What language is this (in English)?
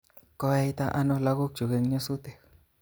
Kalenjin